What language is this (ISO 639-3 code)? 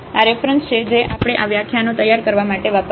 guj